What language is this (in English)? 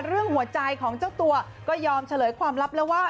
Thai